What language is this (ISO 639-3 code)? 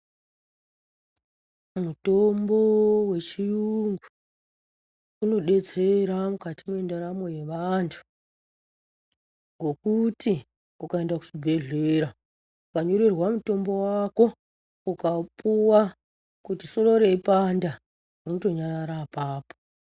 ndc